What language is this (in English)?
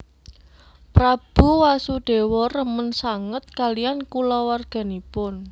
Javanese